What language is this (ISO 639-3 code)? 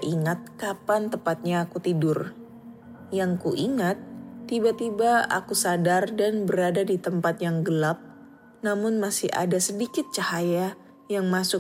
ind